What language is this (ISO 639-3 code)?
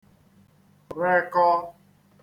ibo